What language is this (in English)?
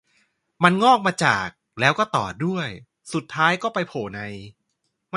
Thai